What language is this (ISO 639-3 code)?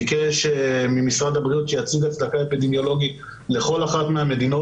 heb